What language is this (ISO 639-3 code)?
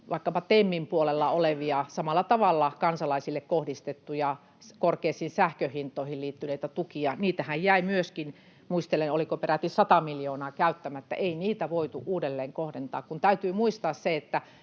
fin